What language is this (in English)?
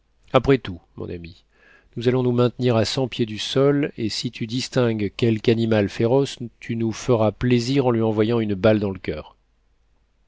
French